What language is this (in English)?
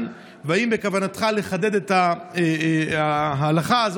Hebrew